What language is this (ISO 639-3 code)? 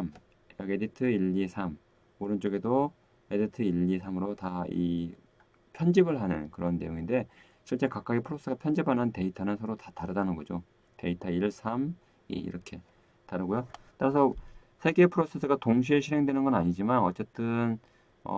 kor